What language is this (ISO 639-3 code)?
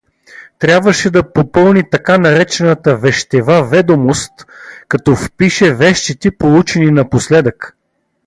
bul